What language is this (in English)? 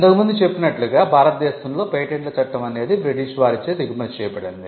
Telugu